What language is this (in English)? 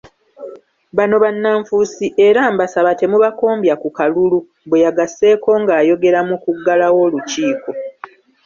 Ganda